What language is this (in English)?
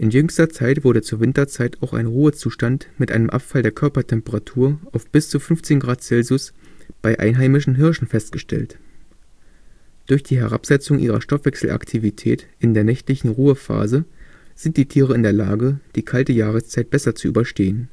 German